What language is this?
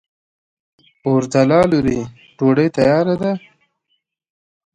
Pashto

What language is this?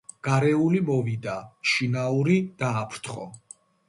Georgian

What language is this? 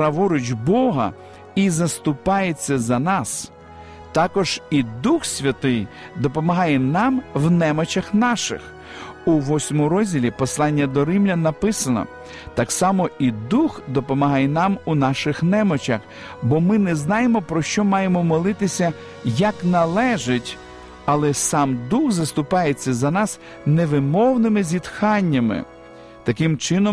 Ukrainian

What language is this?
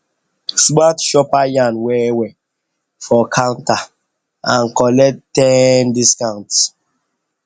Nigerian Pidgin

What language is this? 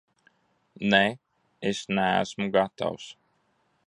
Latvian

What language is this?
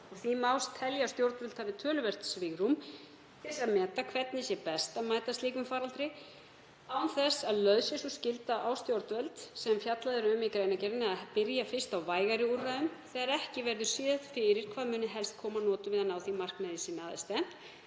Icelandic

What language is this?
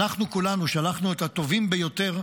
Hebrew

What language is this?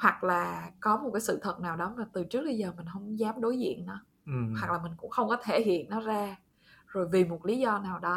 Vietnamese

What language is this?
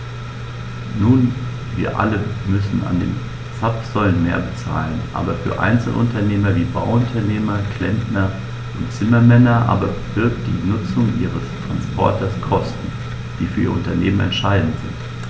German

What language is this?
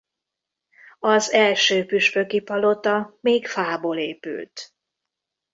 Hungarian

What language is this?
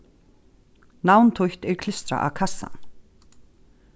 Faroese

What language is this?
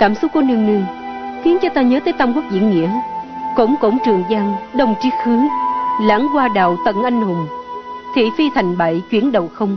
Vietnamese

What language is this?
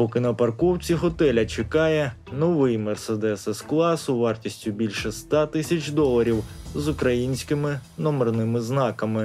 Ukrainian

